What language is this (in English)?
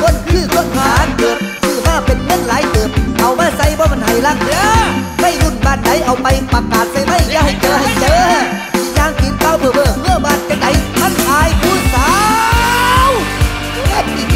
Thai